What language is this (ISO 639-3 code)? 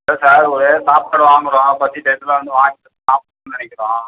tam